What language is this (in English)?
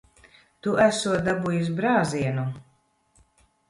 Latvian